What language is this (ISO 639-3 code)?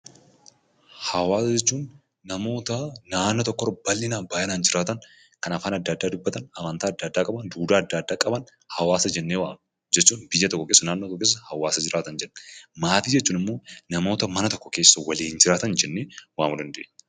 orm